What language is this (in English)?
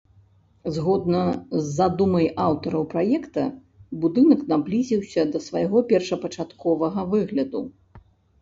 Belarusian